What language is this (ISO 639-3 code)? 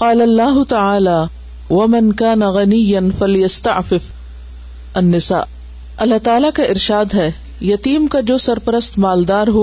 urd